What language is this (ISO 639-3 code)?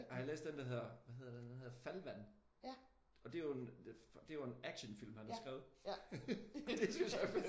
dan